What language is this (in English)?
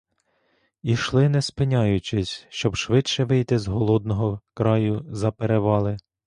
Ukrainian